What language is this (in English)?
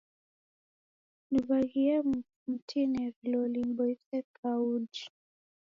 Taita